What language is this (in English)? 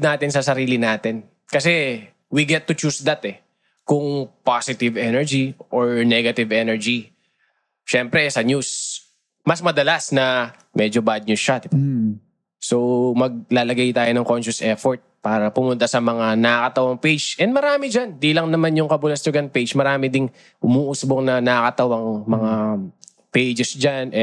Filipino